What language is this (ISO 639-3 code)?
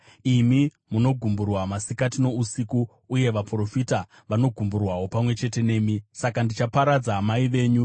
sna